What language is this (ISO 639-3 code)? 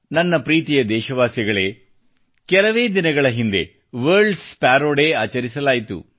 kan